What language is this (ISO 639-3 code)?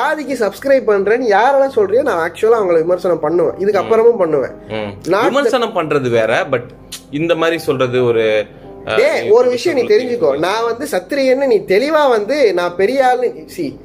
tam